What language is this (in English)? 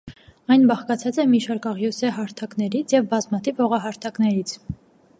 Armenian